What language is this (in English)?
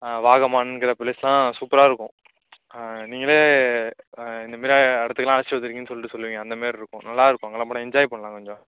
Tamil